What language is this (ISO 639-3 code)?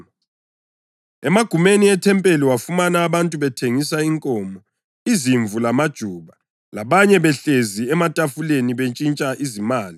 nde